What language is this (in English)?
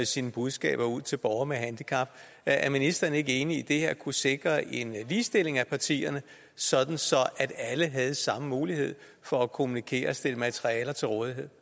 Danish